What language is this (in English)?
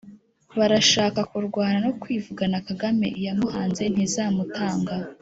Kinyarwanda